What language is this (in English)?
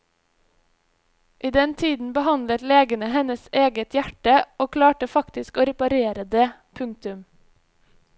Norwegian